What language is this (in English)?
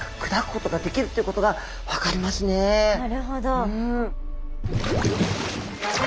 Japanese